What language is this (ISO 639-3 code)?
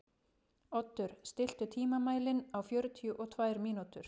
isl